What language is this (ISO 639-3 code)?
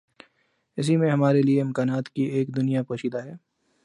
urd